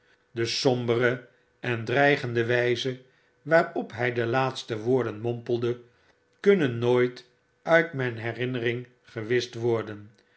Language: Dutch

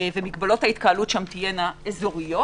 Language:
Hebrew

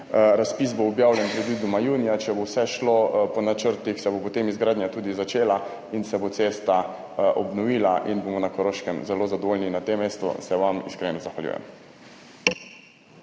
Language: Slovenian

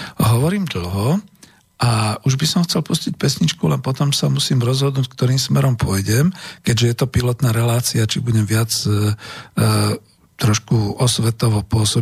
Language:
Slovak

